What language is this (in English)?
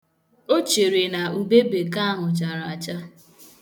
Igbo